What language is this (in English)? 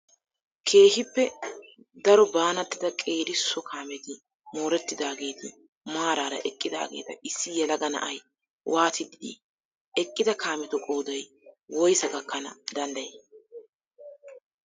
Wolaytta